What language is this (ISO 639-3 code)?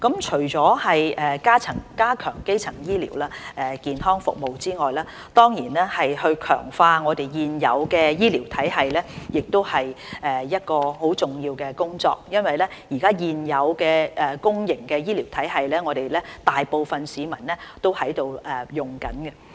yue